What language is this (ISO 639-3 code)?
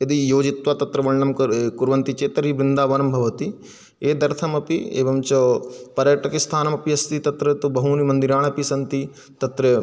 san